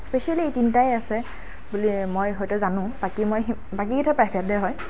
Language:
Assamese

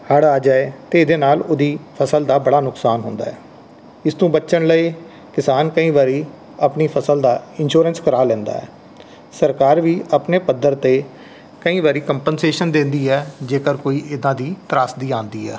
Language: Punjabi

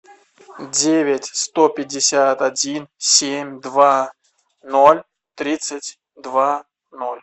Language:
Russian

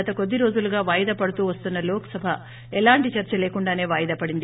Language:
Telugu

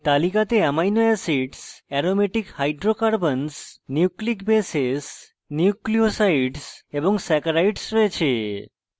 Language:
Bangla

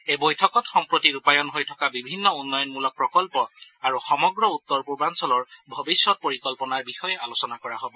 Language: Assamese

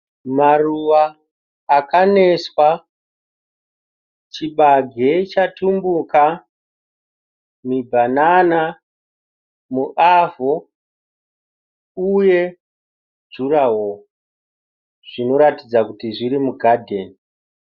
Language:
Shona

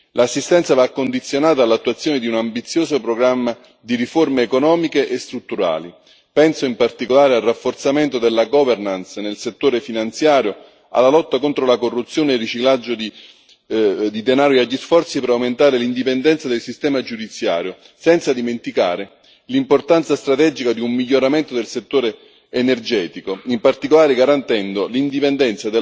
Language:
Italian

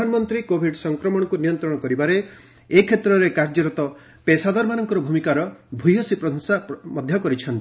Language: Odia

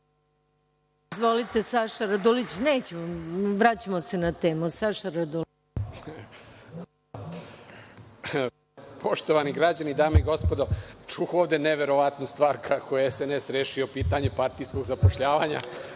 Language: Serbian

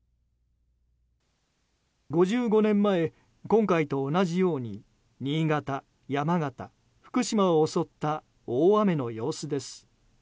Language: Japanese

